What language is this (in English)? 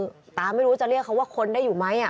Thai